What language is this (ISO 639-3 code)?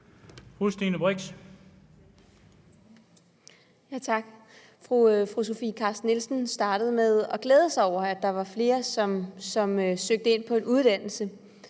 dan